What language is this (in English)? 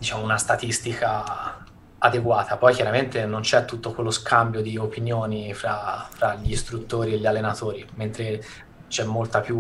Italian